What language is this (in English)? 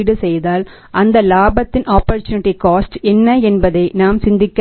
Tamil